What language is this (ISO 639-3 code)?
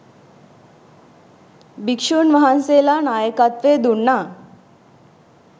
sin